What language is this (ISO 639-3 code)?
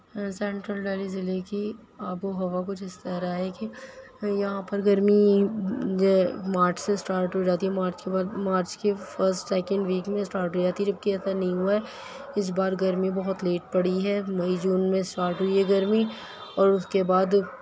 urd